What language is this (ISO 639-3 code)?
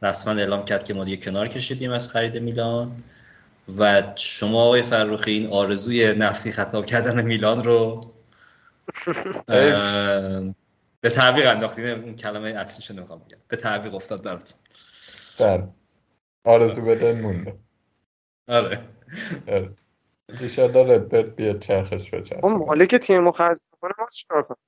fas